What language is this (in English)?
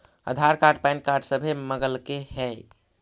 Magahi